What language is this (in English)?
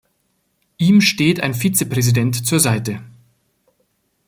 German